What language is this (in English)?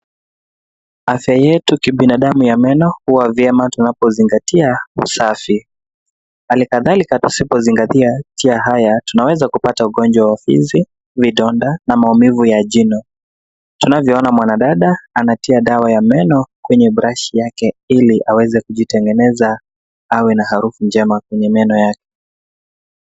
Swahili